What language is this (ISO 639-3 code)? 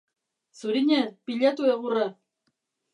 eus